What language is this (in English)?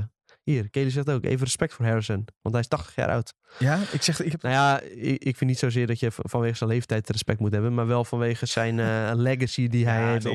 Dutch